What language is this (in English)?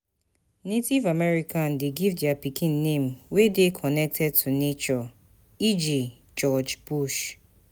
Nigerian Pidgin